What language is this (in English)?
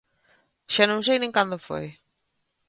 Galician